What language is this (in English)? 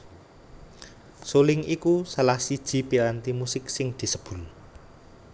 Javanese